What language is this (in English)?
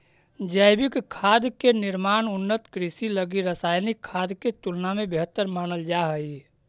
Magahi